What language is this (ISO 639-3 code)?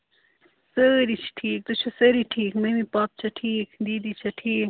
kas